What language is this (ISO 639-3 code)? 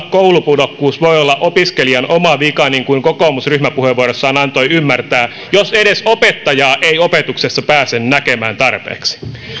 fin